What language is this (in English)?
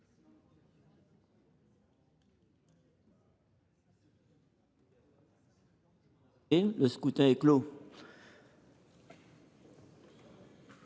French